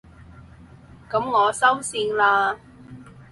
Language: Cantonese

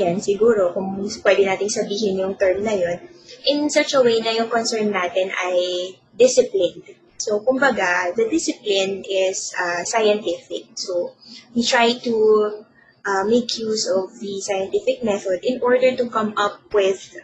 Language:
Filipino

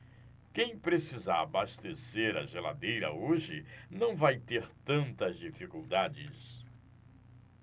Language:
Portuguese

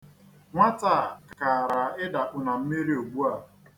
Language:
Igbo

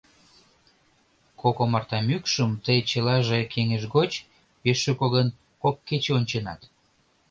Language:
Mari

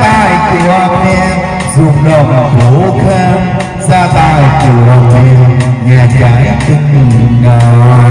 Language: Vietnamese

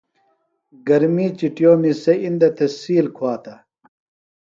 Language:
Phalura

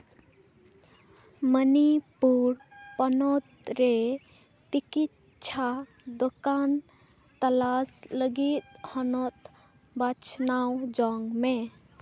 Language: Santali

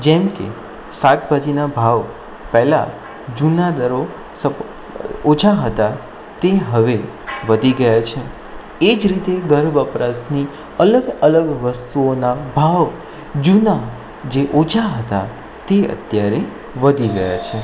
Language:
Gujarati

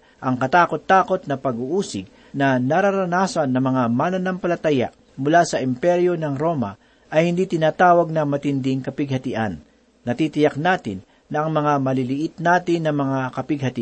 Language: Filipino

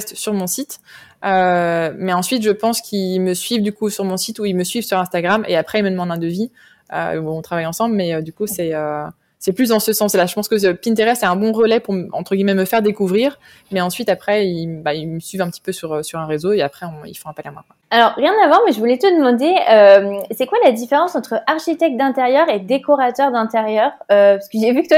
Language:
French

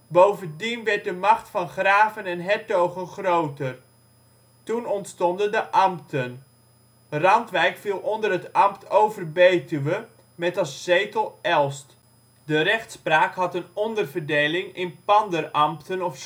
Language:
Dutch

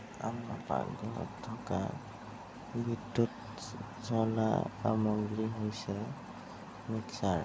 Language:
Assamese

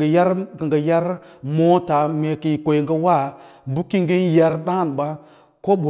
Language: Lala-Roba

